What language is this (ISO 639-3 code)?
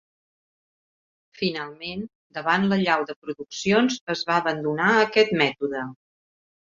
cat